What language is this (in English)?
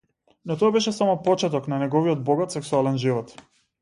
Macedonian